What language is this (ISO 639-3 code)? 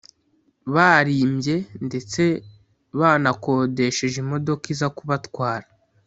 kin